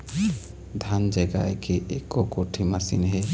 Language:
Chhattisgarhi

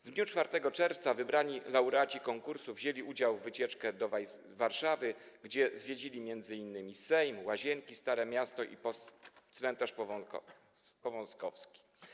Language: Polish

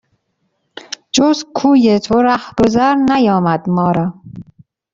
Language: Persian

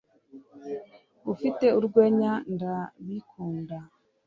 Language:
Kinyarwanda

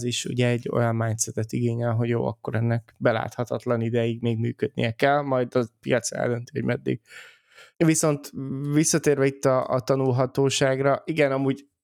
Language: Hungarian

